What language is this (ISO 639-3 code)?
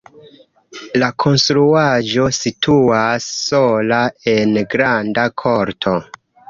epo